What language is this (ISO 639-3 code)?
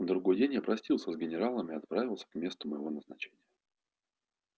rus